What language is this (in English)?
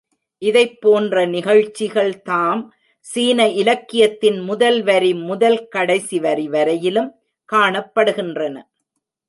Tamil